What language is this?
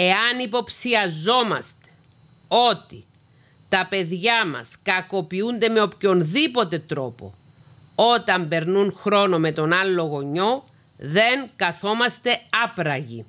Greek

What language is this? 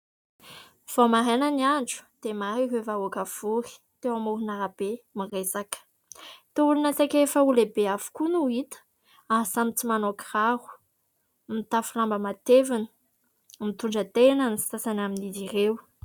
Malagasy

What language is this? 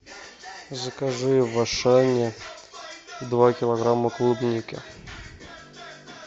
Russian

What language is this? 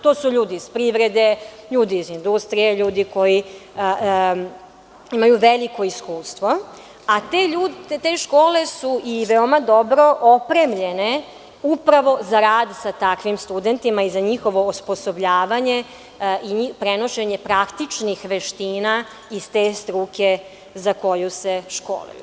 Serbian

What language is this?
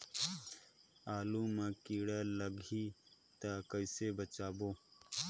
Chhattisgarhi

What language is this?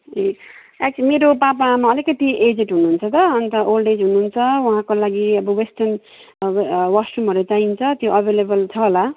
Nepali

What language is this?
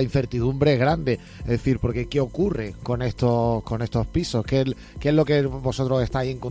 Spanish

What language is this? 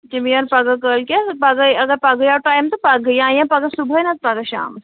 Kashmiri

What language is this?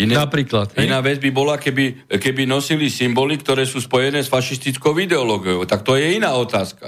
Slovak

